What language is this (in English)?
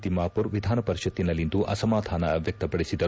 Kannada